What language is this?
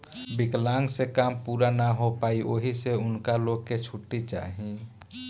Bhojpuri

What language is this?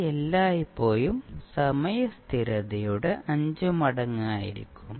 Malayalam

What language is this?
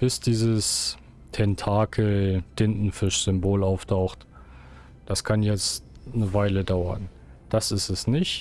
German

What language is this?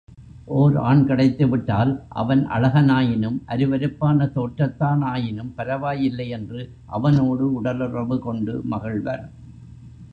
Tamil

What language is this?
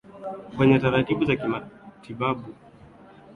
Swahili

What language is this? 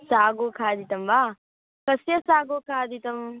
Sanskrit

